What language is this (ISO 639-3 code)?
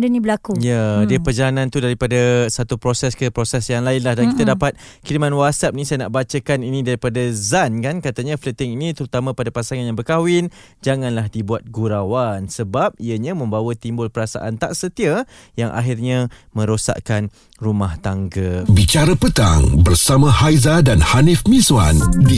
msa